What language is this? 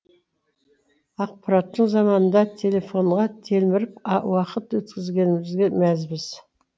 Kazakh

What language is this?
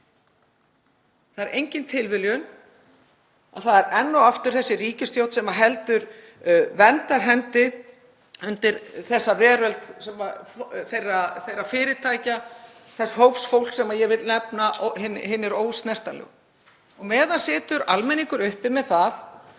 Icelandic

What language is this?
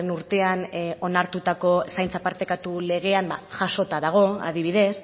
Basque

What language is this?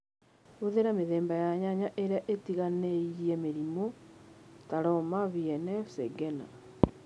Kikuyu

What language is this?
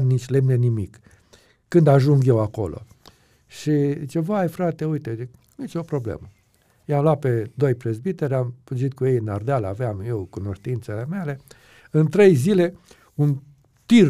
Romanian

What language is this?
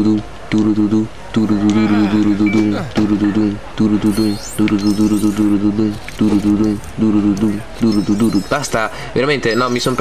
Italian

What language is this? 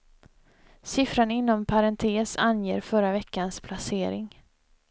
Swedish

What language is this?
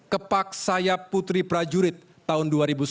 Indonesian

